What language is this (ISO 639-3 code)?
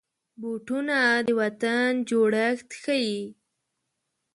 pus